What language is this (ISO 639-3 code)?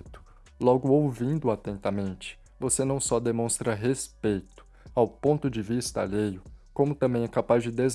por